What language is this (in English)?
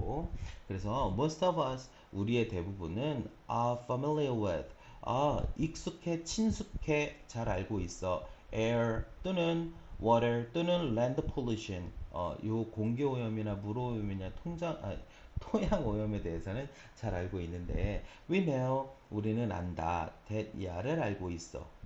Korean